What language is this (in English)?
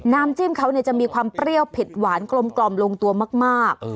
Thai